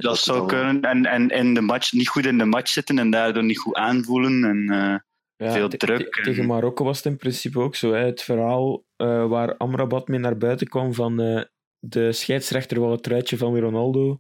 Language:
Dutch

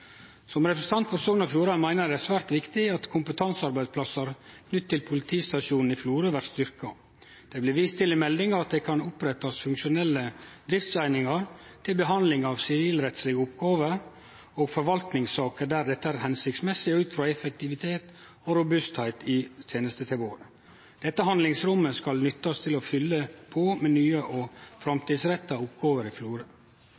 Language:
Norwegian Nynorsk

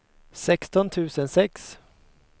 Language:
Swedish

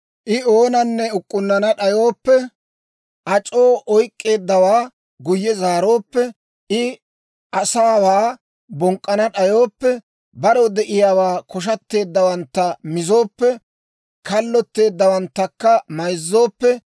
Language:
Dawro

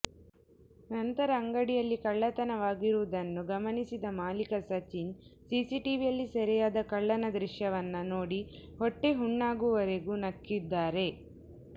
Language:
Kannada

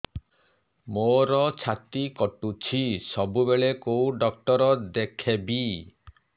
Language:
Odia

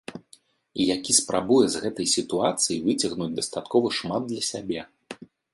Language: Belarusian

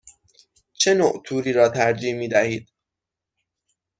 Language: Persian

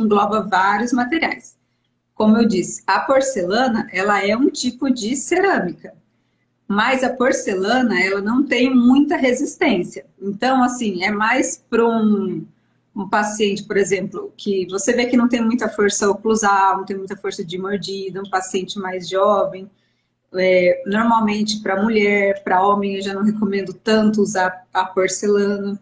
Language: Portuguese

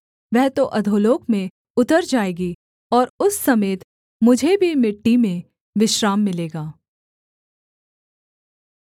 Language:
Hindi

